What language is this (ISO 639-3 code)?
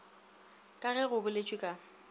nso